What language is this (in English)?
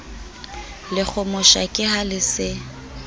Southern Sotho